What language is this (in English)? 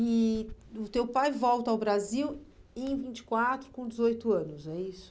Portuguese